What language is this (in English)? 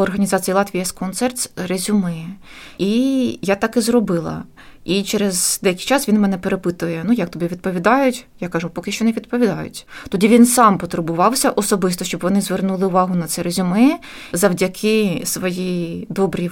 Ukrainian